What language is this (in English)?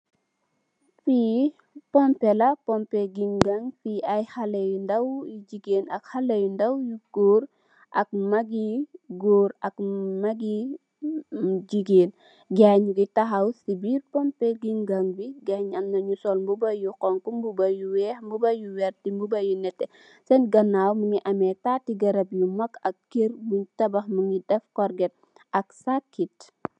Wolof